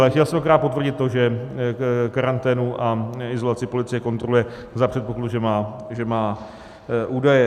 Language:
Czech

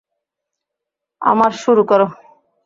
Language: Bangla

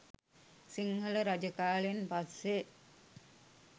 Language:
Sinhala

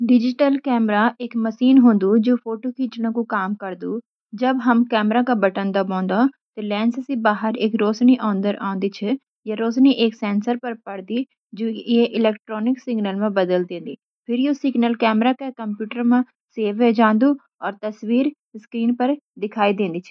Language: Garhwali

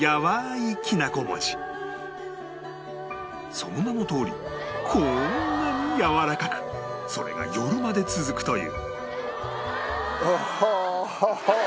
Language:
Japanese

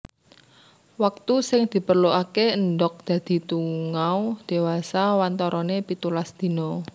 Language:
Javanese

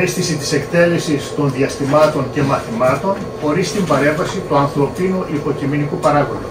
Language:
Greek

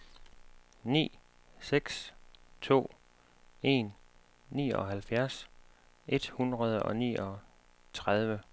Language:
Danish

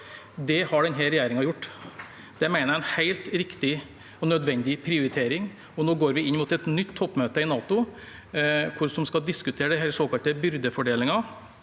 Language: Norwegian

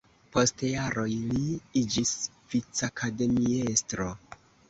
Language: Esperanto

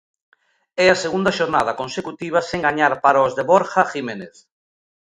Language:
Galician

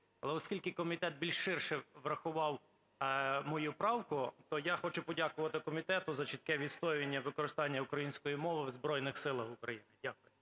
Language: Ukrainian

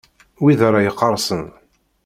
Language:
Kabyle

